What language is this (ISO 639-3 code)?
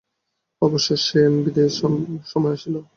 ben